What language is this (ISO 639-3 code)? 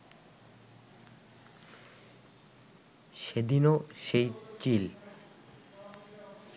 ben